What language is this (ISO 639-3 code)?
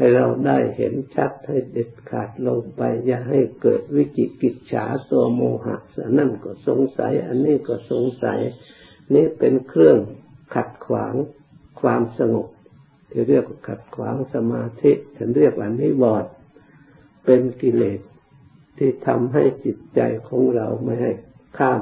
tha